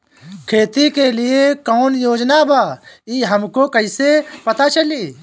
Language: Bhojpuri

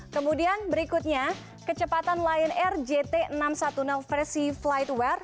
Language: Indonesian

